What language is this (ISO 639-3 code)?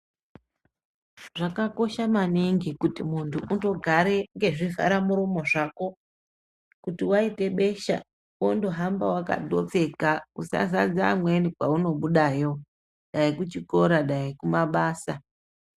ndc